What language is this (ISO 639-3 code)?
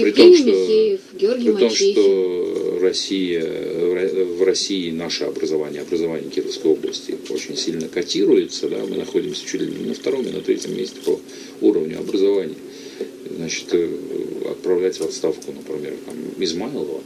rus